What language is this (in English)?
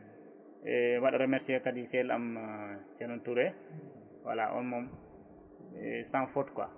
Fula